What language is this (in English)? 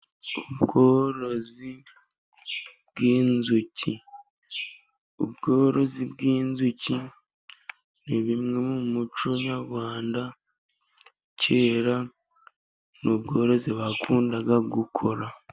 Kinyarwanda